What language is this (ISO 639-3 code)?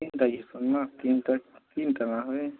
ori